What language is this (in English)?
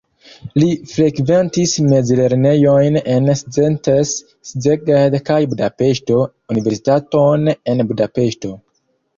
Esperanto